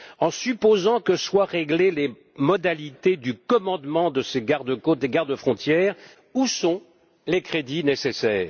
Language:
French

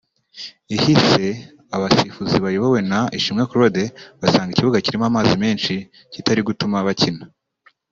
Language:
Kinyarwanda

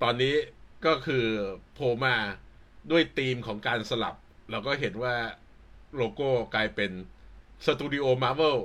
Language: Thai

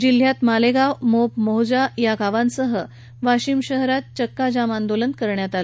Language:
Marathi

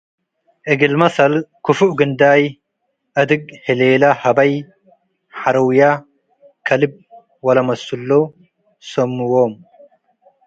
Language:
Tigre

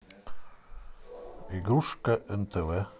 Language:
Russian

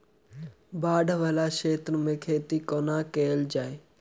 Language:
Maithili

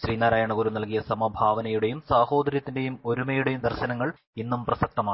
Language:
Malayalam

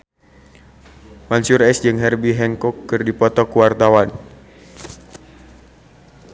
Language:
Sundanese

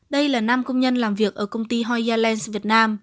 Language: Vietnamese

